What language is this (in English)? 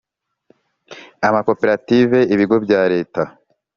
Kinyarwanda